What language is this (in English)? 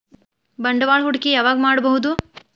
Kannada